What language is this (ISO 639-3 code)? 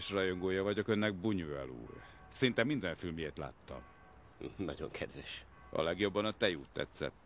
hun